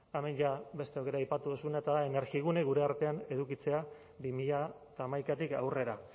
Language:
Basque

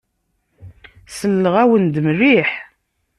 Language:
Kabyle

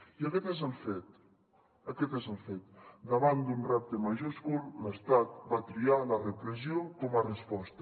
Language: Catalan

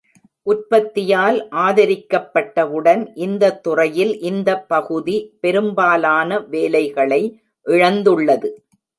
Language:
Tamil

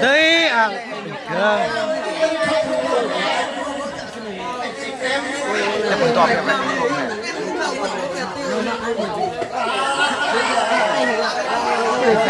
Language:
Vietnamese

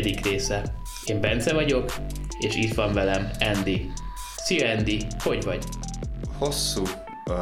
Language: Hungarian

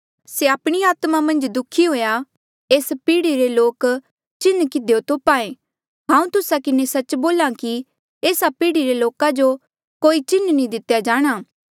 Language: Mandeali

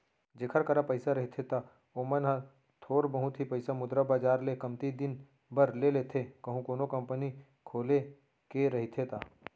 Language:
Chhattisgarhi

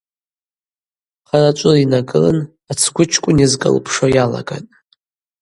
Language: Abaza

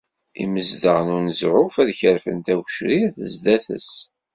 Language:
Kabyle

